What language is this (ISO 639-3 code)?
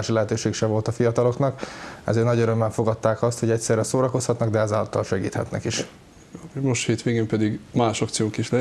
hun